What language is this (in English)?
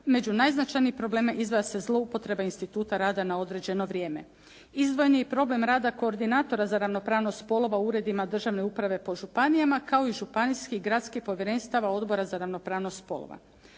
Croatian